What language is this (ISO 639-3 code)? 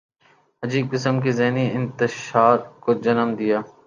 urd